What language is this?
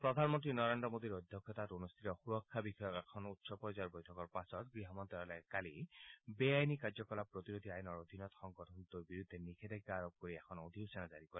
Assamese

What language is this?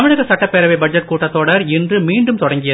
Tamil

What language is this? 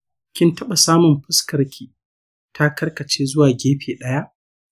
Hausa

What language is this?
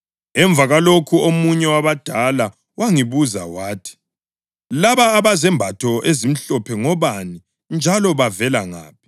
North Ndebele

